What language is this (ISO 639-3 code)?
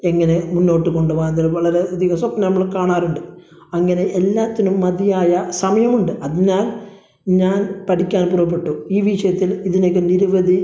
mal